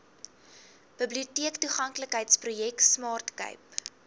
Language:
Afrikaans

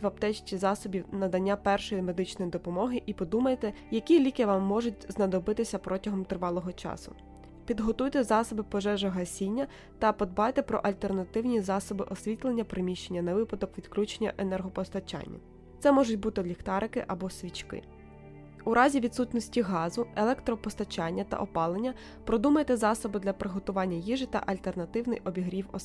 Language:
Ukrainian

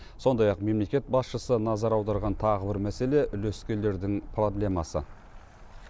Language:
Kazakh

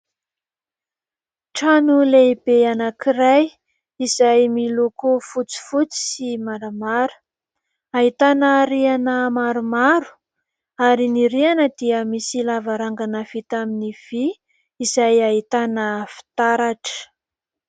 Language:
Malagasy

